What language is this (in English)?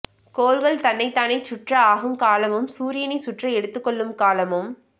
Tamil